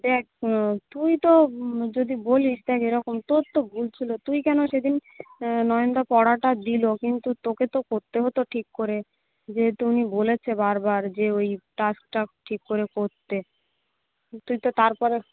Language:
Bangla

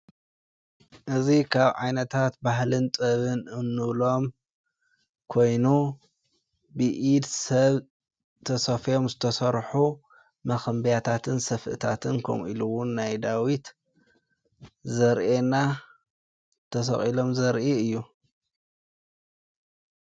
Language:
Tigrinya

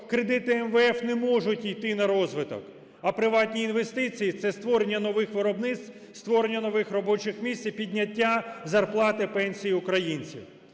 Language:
Ukrainian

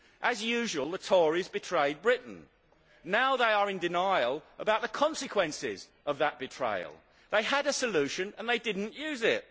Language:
English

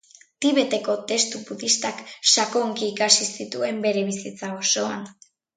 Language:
Basque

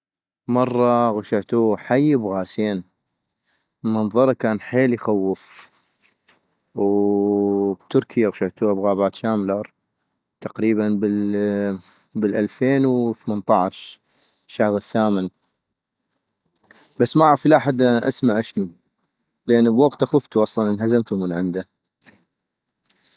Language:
North Mesopotamian Arabic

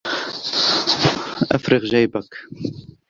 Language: Arabic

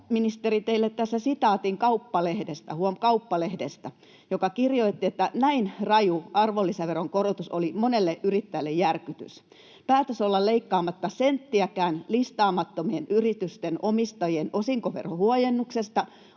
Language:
Finnish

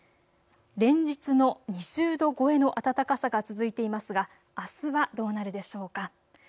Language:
Japanese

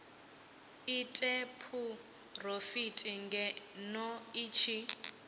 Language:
Venda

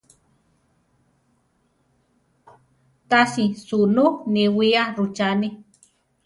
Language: Central Tarahumara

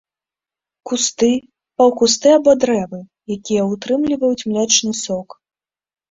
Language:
Belarusian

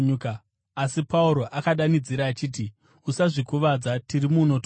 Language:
Shona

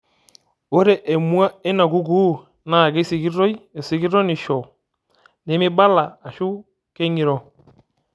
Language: Masai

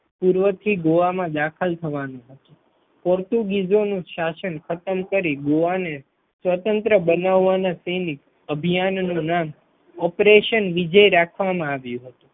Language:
Gujarati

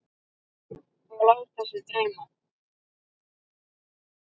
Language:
Icelandic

